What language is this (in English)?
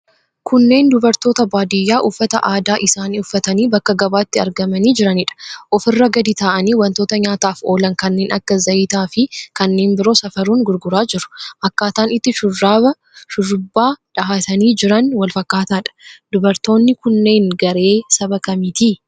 Oromo